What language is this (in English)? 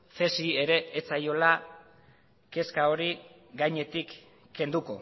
Basque